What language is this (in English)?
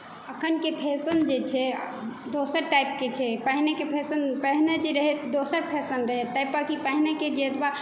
Maithili